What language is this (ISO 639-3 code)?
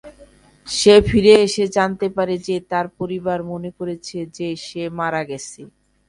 ben